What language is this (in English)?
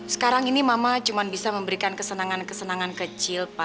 Indonesian